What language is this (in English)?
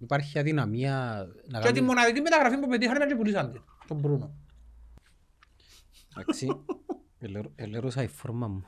Greek